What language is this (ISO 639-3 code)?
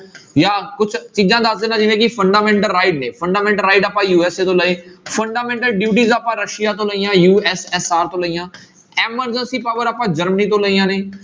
pan